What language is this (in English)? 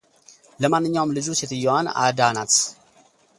Amharic